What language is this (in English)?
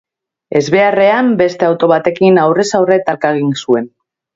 Basque